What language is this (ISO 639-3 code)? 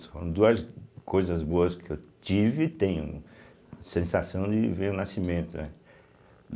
por